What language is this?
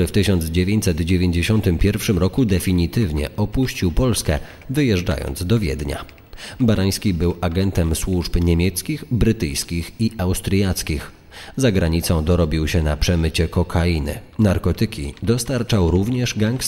Polish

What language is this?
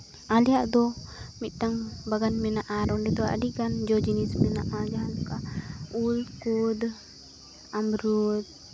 Santali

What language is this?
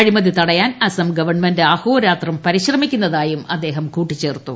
Malayalam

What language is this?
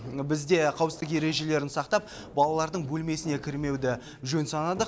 Kazakh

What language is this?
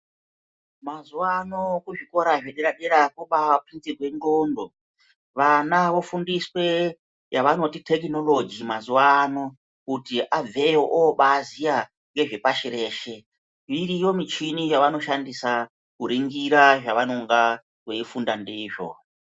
Ndau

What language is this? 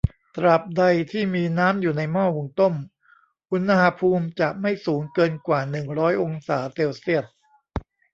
Thai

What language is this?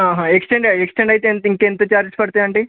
Telugu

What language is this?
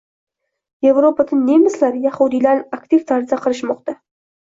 Uzbek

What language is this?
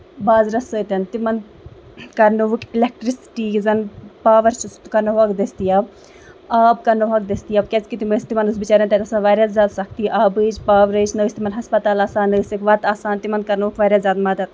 Kashmiri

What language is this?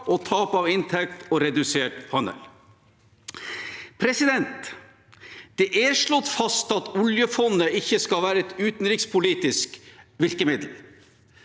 Norwegian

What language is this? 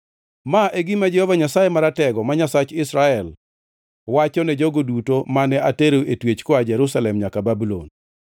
Luo (Kenya and Tanzania)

